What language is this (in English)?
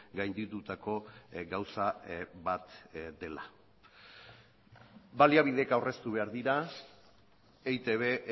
Basque